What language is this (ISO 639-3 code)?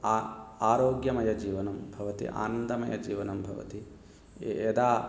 san